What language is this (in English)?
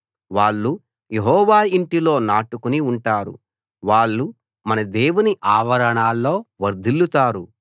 Telugu